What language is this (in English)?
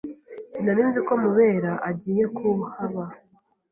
Kinyarwanda